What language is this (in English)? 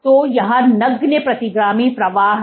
Hindi